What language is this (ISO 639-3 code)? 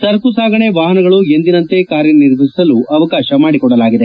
kan